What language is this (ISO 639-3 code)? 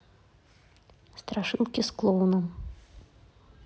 rus